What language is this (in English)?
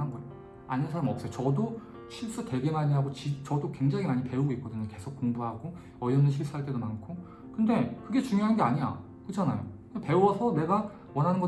Korean